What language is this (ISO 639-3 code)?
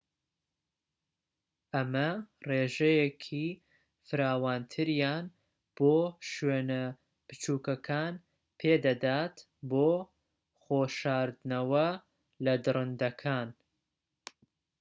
ckb